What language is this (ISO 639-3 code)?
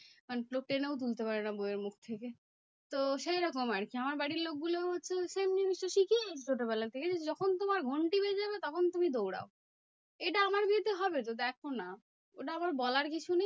ben